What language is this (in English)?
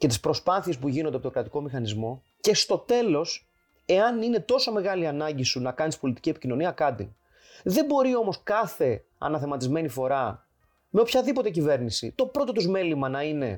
Greek